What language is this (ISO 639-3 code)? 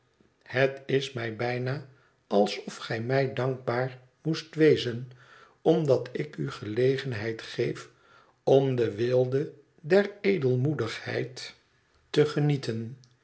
nld